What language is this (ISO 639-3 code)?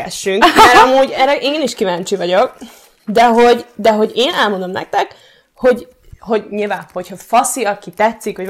hun